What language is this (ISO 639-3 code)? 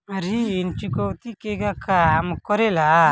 bho